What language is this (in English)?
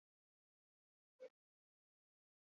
Basque